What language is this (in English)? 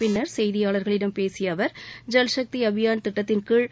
Tamil